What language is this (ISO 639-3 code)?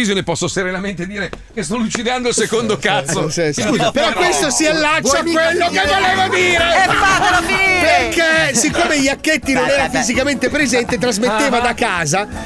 ita